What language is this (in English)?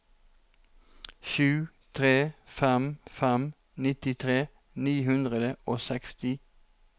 Norwegian